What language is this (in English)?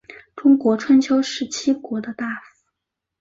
Chinese